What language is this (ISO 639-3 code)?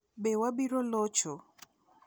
luo